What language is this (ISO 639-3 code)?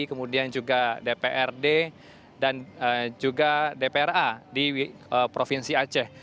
ind